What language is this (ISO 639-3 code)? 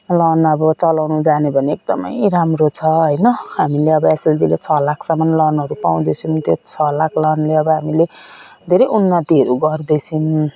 nep